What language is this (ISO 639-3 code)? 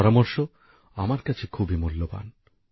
ben